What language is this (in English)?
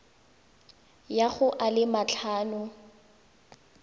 Tswana